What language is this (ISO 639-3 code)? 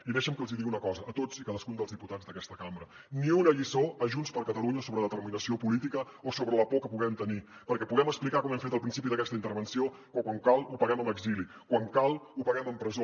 cat